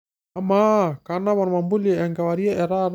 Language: Masai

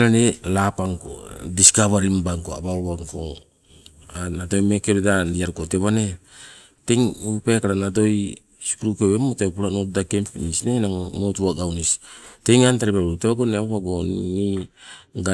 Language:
Sibe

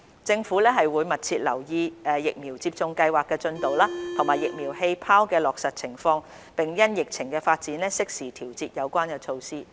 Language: Cantonese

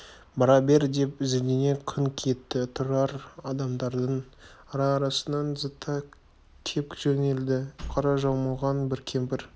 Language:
Kazakh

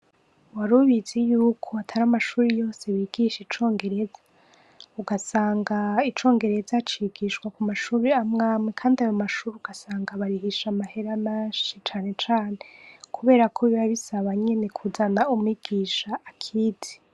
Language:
Rundi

